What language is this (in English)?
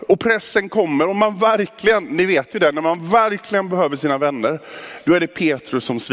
Swedish